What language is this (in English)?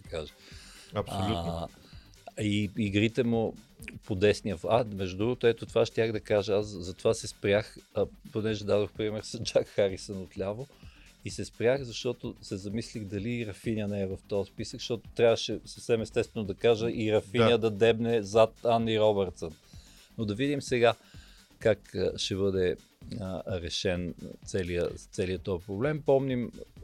Bulgarian